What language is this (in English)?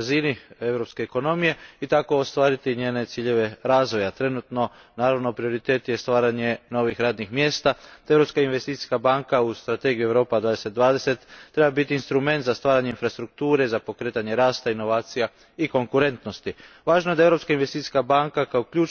Croatian